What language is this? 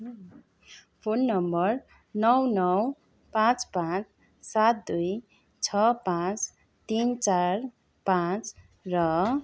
Nepali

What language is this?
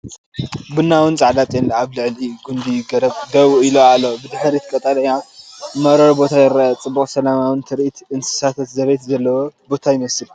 Tigrinya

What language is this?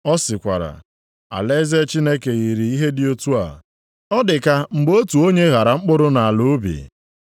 Igbo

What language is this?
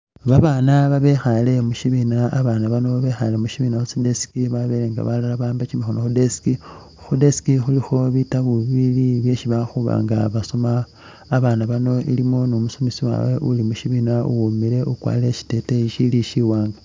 Masaaba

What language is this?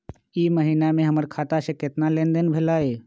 Magahi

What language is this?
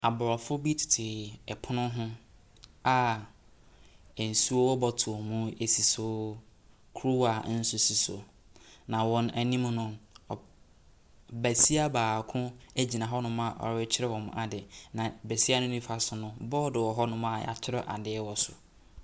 Akan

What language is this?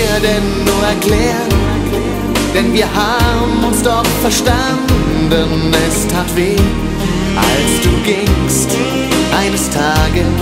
Dutch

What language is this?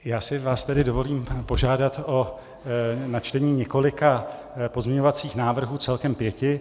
Czech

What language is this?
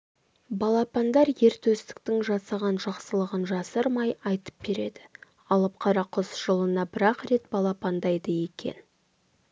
Kazakh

